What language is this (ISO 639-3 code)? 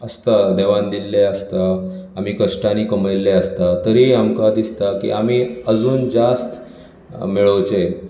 kok